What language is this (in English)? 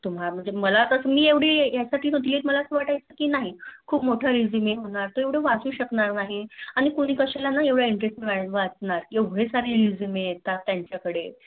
Marathi